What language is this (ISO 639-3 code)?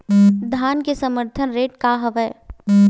hne